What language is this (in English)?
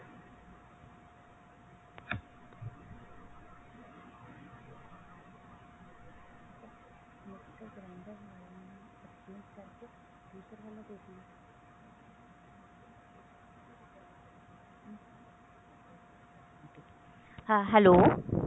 Punjabi